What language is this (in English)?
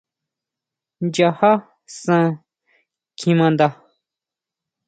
Huautla Mazatec